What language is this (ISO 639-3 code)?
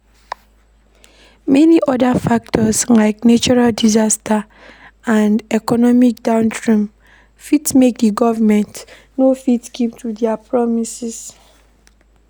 pcm